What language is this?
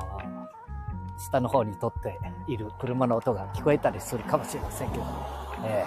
Japanese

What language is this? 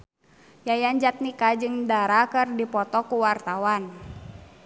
Sundanese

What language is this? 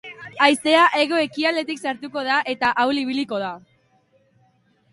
Basque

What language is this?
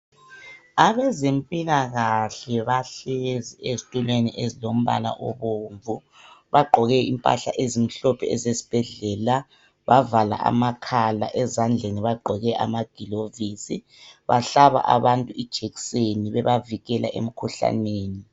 North Ndebele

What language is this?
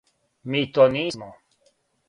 Serbian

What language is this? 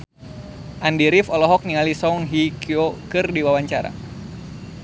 Sundanese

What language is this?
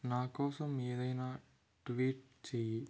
Telugu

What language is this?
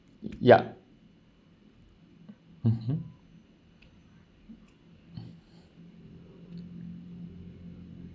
English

